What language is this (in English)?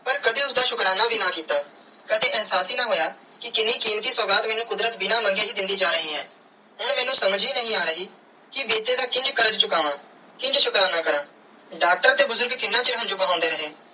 Punjabi